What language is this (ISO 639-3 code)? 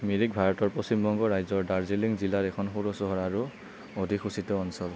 asm